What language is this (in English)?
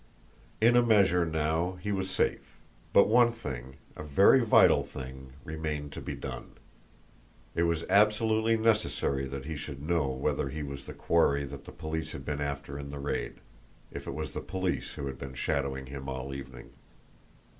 English